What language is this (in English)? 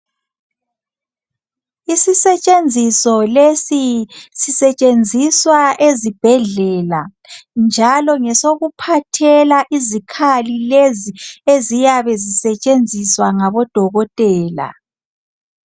North Ndebele